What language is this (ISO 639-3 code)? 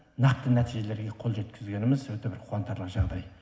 kaz